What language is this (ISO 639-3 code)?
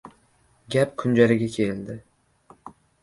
uzb